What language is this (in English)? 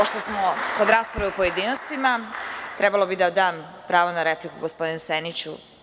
Serbian